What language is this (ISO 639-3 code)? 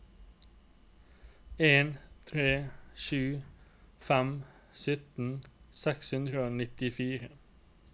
nor